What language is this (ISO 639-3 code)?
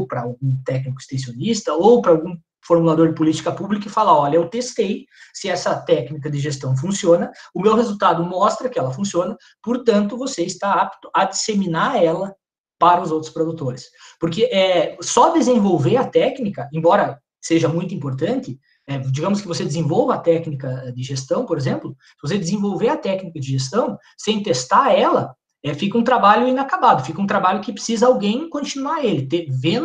por